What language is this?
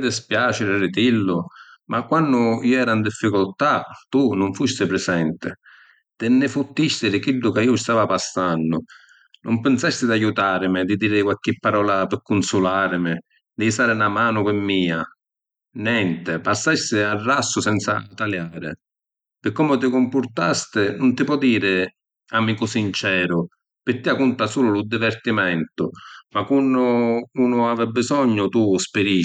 Sicilian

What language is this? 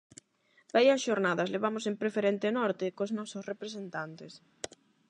Galician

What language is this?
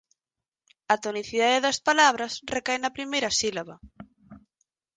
Galician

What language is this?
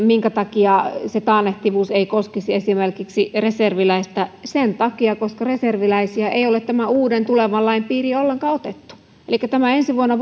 Finnish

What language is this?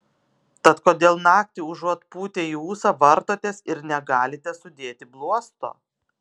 Lithuanian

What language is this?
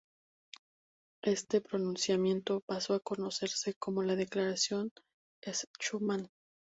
Spanish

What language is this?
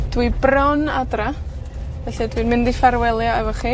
Welsh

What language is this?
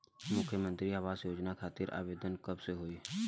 Bhojpuri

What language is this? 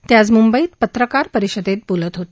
Marathi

